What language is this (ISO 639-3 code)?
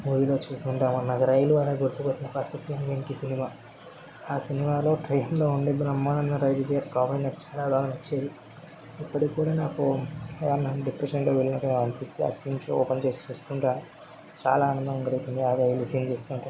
tel